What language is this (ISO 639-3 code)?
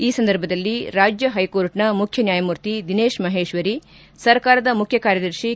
kan